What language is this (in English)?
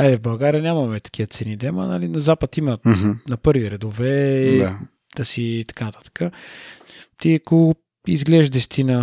Bulgarian